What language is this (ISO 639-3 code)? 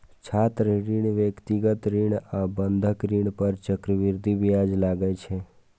mai